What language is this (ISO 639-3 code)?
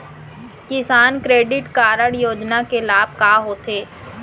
hne